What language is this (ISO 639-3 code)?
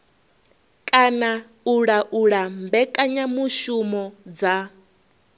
ven